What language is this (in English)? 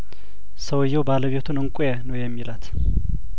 Amharic